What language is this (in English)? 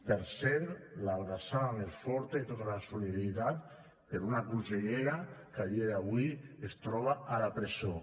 Catalan